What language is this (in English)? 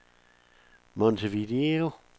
Danish